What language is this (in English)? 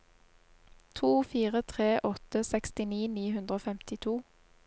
Norwegian